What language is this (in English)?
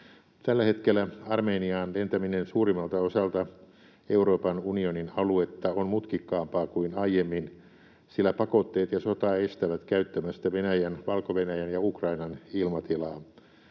Finnish